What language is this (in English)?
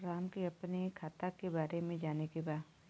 Bhojpuri